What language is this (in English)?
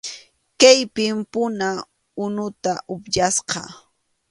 Arequipa-La Unión Quechua